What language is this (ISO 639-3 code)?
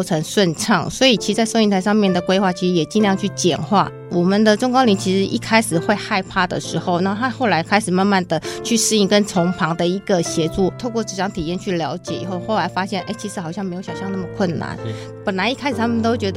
zho